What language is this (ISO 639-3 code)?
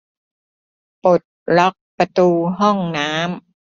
tha